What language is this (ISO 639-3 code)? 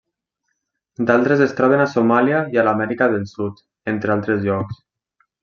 cat